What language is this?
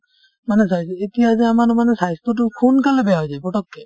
Assamese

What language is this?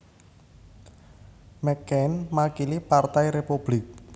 Javanese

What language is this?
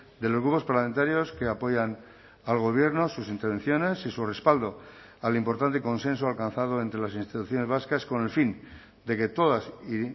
Spanish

